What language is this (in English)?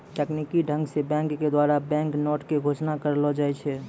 Maithili